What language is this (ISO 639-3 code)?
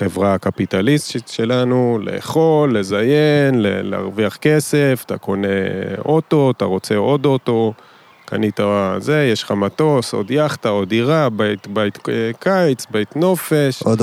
heb